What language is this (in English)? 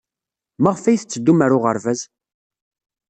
Kabyle